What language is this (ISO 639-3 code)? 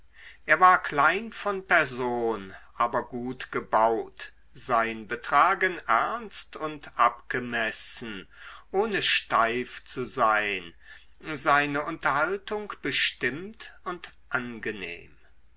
deu